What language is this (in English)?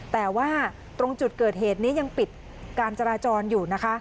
Thai